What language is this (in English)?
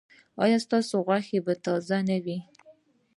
Pashto